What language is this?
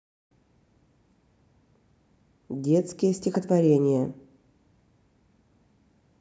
Russian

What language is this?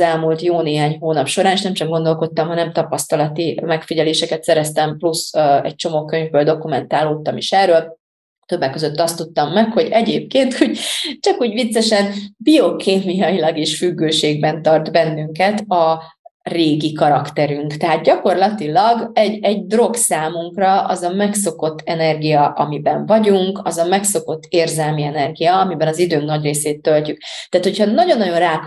Hungarian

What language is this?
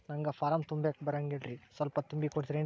Kannada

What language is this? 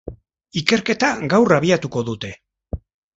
Basque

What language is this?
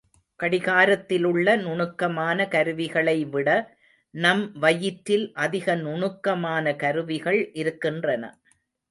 Tamil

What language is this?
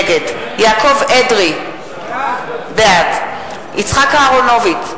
Hebrew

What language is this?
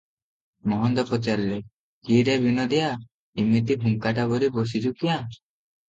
Odia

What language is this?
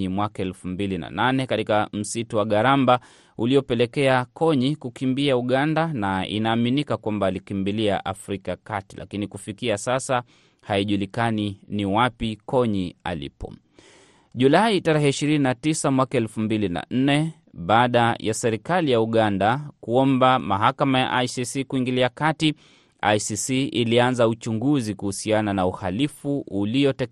Swahili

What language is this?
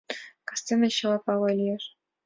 Mari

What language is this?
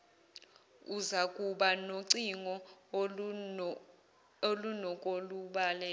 Zulu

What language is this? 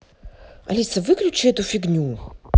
Russian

